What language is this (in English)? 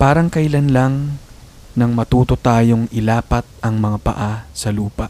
Filipino